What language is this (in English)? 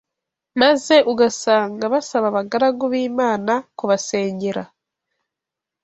Kinyarwanda